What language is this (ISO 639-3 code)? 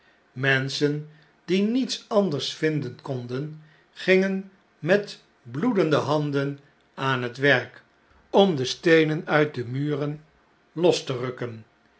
nld